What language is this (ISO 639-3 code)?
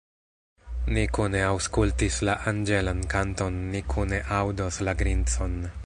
epo